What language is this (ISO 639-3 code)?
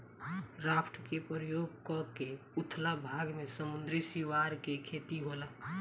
bho